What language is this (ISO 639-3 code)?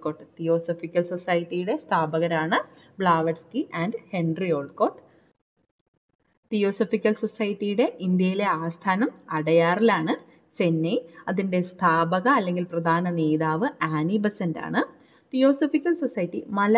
mal